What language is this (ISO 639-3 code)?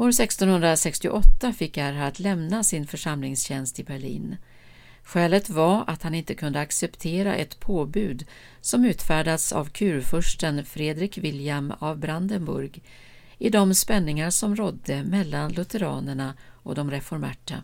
swe